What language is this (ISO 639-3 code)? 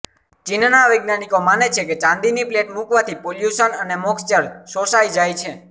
guj